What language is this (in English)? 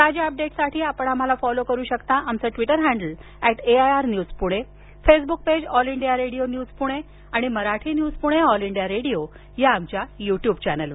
Marathi